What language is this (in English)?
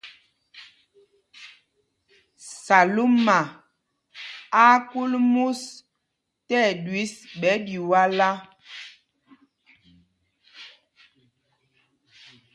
Mpumpong